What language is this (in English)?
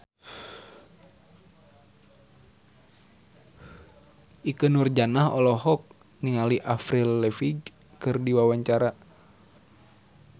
Sundanese